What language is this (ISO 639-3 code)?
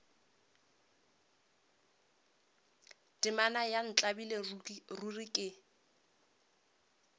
nso